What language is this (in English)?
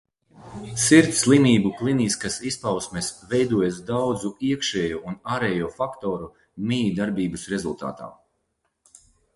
Latvian